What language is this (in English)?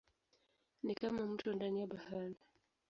Swahili